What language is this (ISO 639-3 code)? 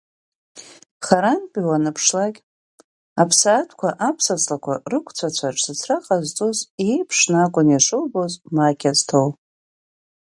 abk